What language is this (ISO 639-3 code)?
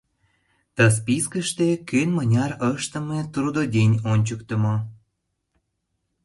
chm